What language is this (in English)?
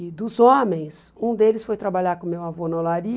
Portuguese